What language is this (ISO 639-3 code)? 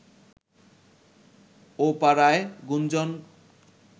ben